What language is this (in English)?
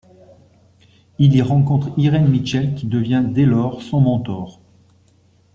French